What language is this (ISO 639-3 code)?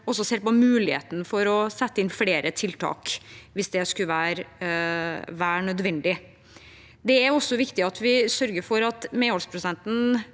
nor